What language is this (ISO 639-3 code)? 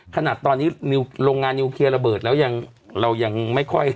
tha